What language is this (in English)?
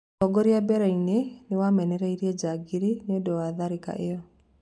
Kikuyu